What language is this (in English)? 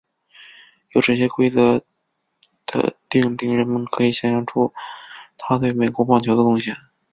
Chinese